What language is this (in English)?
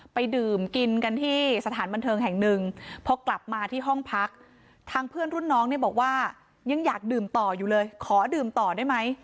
Thai